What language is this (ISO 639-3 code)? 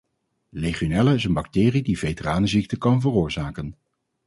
nld